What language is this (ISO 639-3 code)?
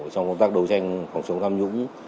vie